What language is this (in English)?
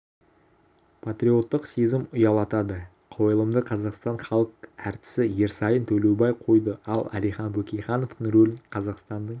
Kazakh